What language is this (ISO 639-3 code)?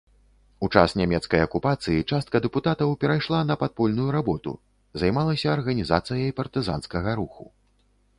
bel